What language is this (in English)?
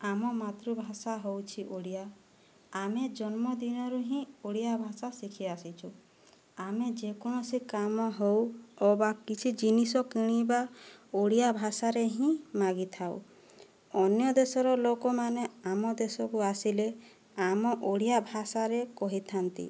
Odia